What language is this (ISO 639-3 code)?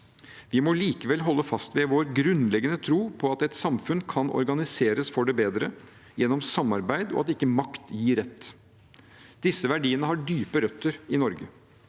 nor